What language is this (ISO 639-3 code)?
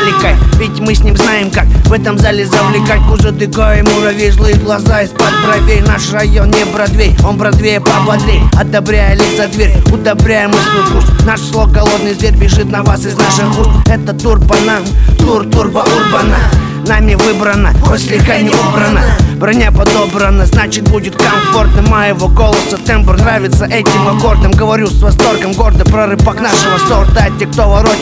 rus